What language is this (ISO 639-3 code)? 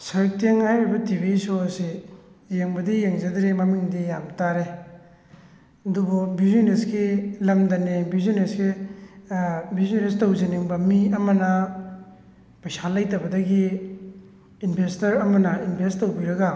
mni